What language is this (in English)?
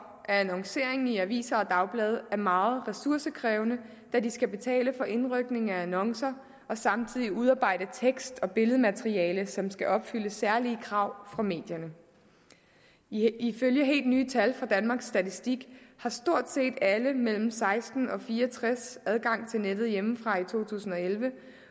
Danish